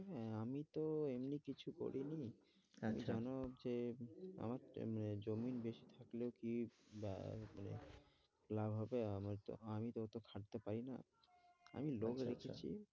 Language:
Bangla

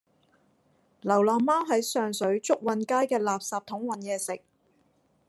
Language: Cantonese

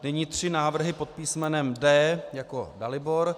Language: Czech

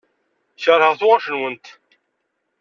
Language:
Kabyle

